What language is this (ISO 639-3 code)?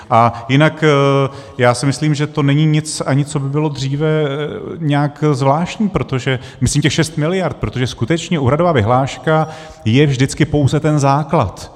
ces